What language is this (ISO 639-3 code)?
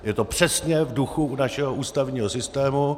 ces